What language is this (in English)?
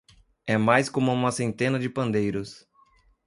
Portuguese